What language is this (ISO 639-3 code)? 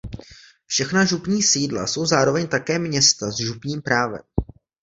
ces